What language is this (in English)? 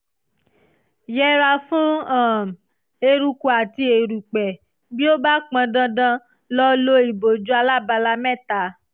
Yoruba